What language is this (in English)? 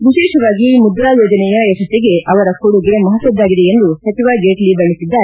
Kannada